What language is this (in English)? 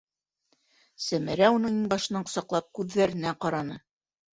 Bashkir